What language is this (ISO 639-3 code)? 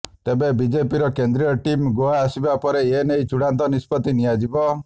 ori